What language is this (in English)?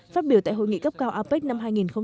Vietnamese